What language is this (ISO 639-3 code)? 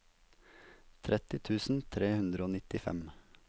nor